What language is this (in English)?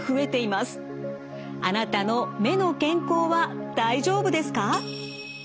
Japanese